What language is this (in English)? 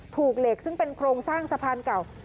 Thai